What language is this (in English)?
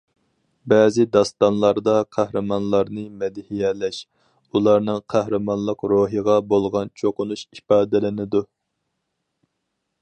Uyghur